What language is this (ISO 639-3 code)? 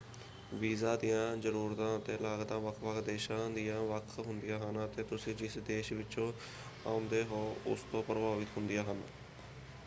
pan